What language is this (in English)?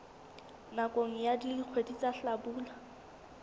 Southern Sotho